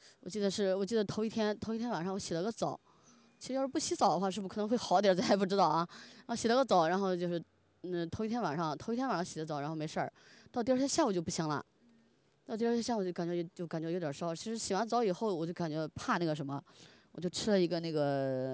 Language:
Chinese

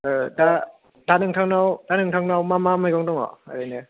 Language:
Bodo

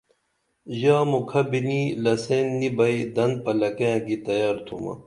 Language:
Dameli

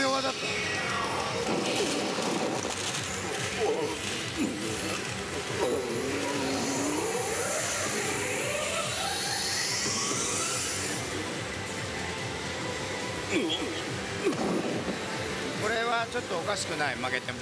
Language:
Japanese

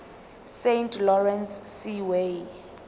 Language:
Zulu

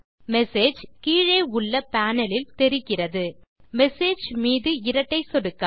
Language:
Tamil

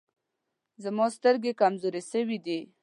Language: Pashto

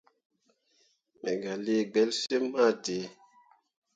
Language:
Mundang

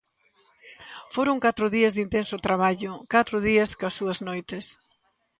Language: Galician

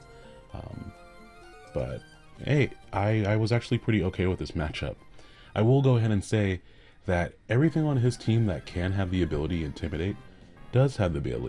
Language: English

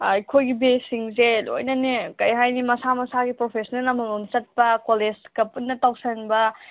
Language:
Manipuri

